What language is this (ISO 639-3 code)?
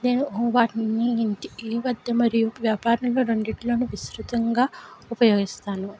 tel